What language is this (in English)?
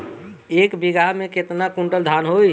Bhojpuri